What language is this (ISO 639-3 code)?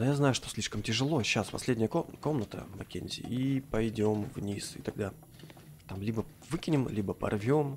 rus